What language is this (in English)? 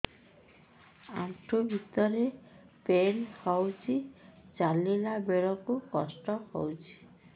Odia